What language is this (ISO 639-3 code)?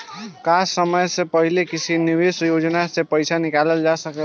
bho